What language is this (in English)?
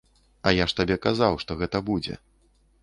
Belarusian